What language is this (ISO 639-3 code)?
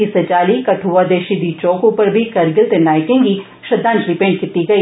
doi